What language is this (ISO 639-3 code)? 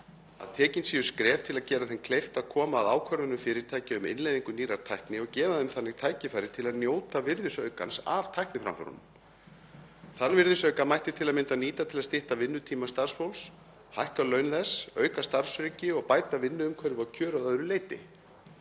isl